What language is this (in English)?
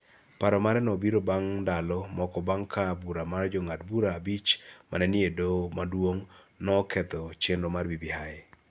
Luo (Kenya and Tanzania)